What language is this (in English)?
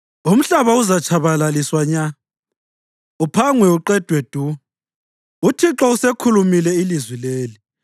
North Ndebele